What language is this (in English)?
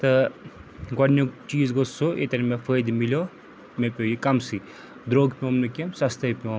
Kashmiri